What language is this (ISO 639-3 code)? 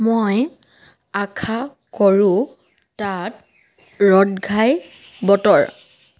asm